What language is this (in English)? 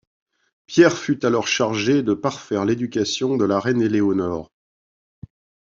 French